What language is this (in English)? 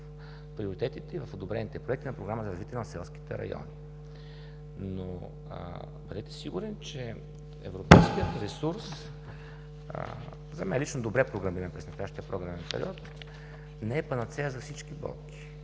Bulgarian